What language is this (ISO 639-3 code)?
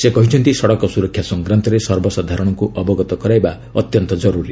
ori